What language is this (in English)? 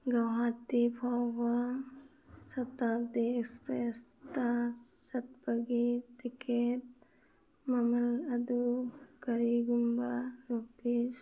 Manipuri